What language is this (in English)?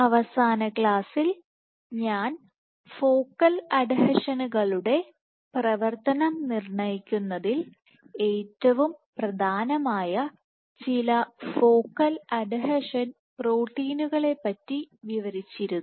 Malayalam